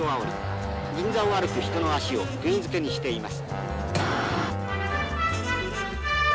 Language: Japanese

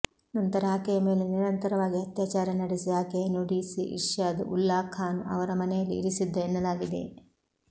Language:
Kannada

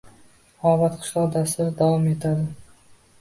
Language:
Uzbek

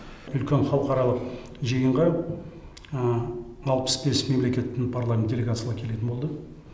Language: Kazakh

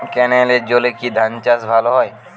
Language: Bangla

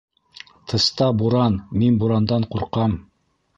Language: Bashkir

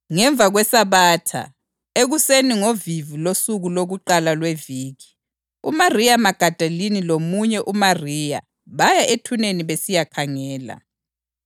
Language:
North Ndebele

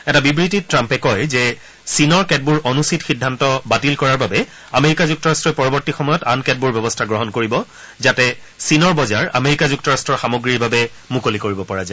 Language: Assamese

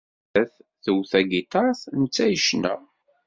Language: Kabyle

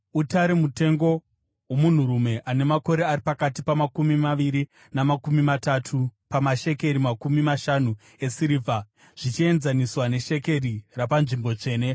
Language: Shona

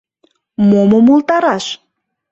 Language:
Mari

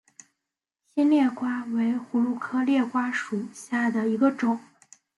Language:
Chinese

